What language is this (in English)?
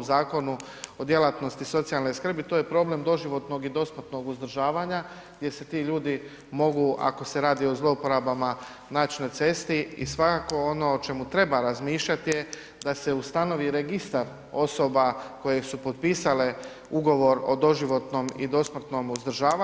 Croatian